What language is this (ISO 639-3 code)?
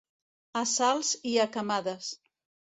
cat